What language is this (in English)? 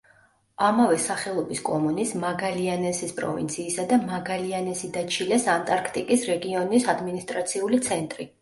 Georgian